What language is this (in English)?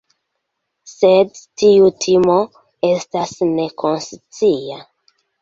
Esperanto